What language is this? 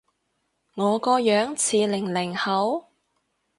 Cantonese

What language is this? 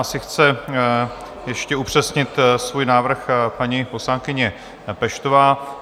Czech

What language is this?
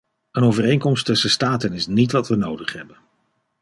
Dutch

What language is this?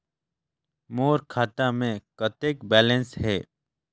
Chhattisgarhi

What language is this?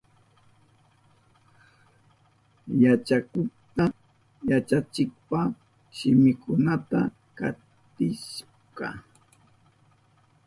Southern Pastaza Quechua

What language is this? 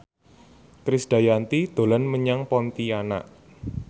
Javanese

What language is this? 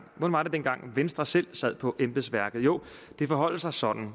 Danish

